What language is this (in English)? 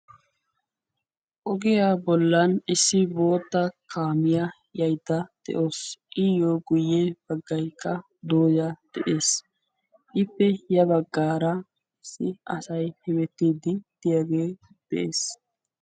Wolaytta